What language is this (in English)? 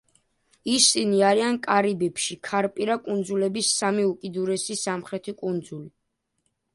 Georgian